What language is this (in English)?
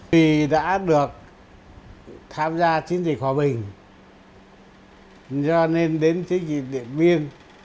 Vietnamese